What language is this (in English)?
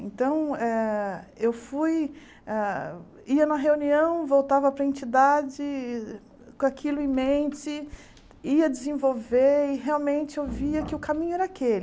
Portuguese